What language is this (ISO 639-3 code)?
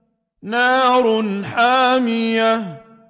ara